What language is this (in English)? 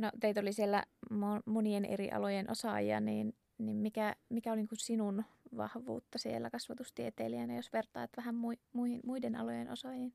Finnish